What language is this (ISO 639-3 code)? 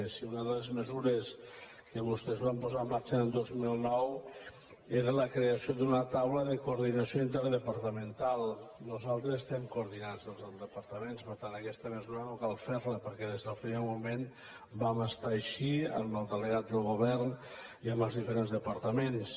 cat